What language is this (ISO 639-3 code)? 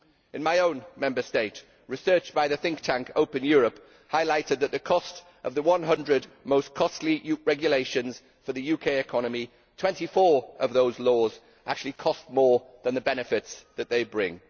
eng